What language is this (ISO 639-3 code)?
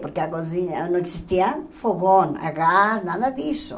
por